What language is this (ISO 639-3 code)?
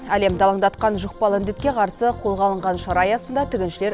kaz